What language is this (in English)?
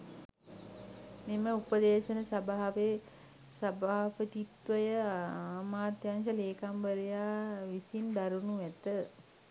Sinhala